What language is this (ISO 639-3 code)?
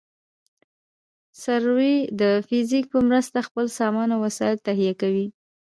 pus